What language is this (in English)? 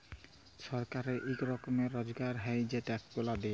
Bangla